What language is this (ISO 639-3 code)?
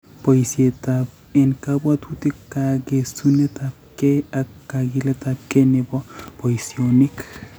kln